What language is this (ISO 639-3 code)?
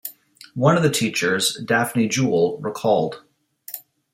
eng